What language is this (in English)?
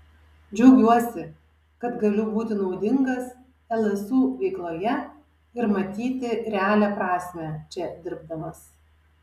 Lithuanian